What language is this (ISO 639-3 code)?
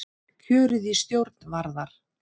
isl